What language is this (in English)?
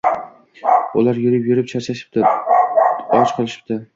Uzbek